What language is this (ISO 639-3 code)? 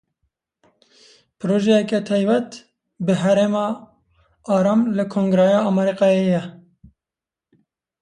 kur